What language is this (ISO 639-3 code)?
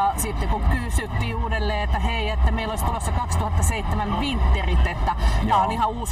fin